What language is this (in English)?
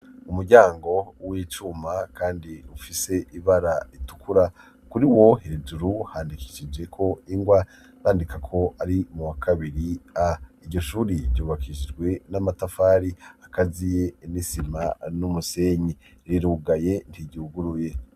Rundi